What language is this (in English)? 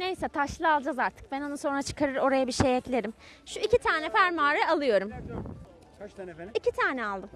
Turkish